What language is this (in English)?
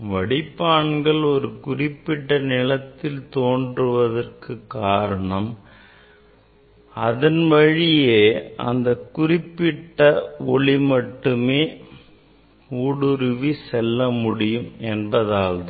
Tamil